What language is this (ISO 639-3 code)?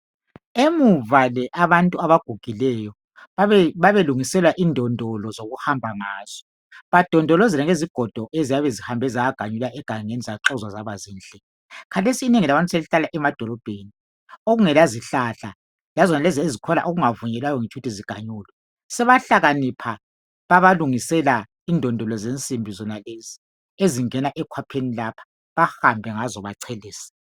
nde